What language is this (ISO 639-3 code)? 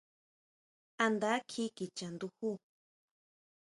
mau